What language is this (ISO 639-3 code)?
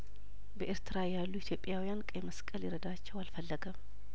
amh